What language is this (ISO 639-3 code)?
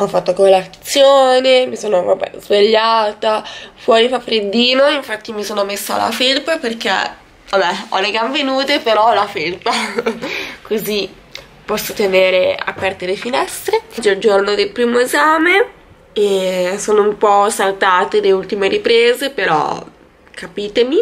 ita